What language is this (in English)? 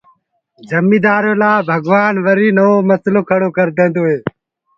Gurgula